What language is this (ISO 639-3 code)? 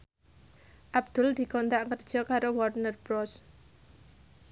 jav